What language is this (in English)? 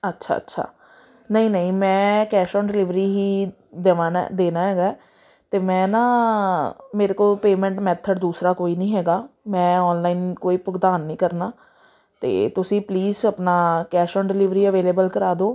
Punjabi